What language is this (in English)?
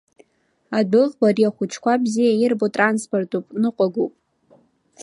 Abkhazian